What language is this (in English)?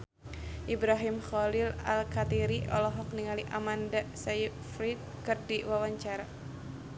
Sundanese